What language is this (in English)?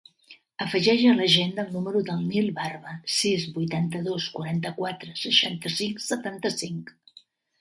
Catalan